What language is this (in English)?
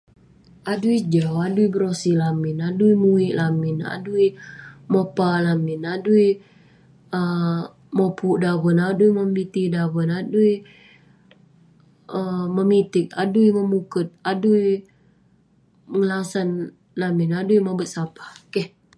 Western Penan